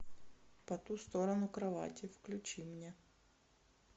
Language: Russian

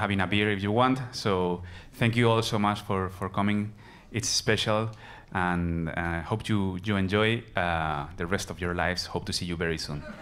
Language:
English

